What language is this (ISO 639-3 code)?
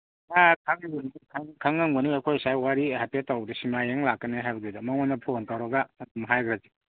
mni